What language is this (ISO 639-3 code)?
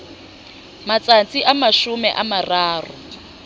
sot